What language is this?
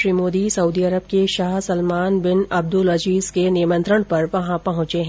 Hindi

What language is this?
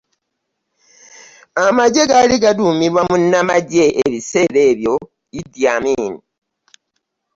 Ganda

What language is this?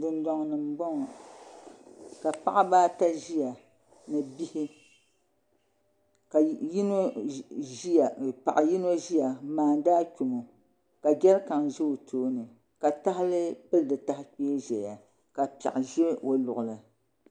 Dagbani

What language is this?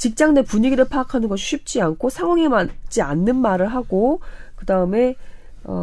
Korean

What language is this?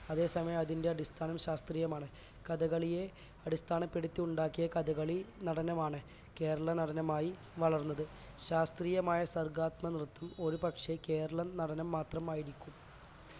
Malayalam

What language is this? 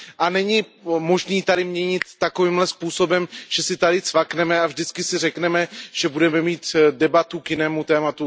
Czech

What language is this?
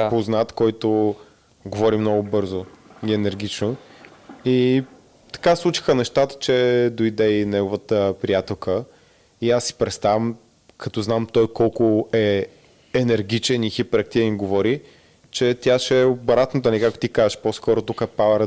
Bulgarian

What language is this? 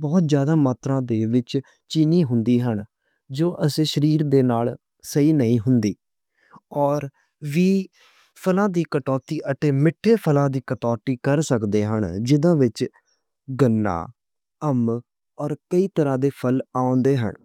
Western Panjabi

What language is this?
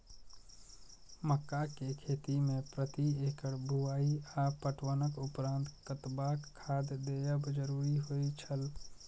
Maithili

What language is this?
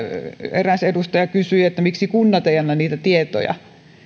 Finnish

